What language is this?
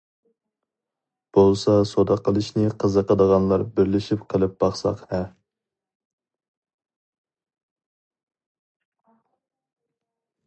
Uyghur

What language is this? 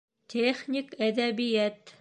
Bashkir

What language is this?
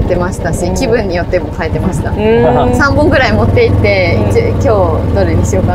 Japanese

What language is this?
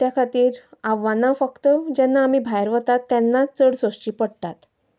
Konkani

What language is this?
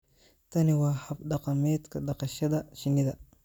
Somali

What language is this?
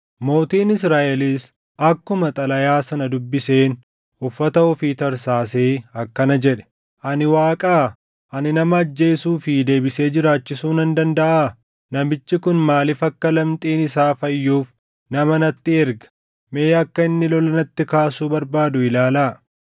Oromo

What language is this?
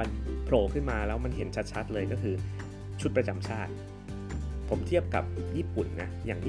Thai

